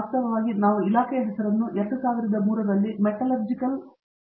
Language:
Kannada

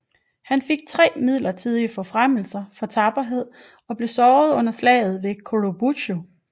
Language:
Danish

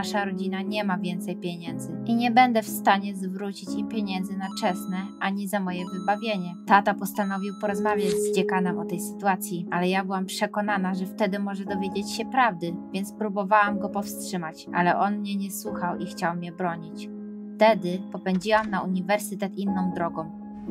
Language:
Polish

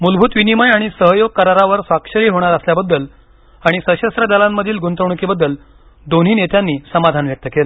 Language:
Marathi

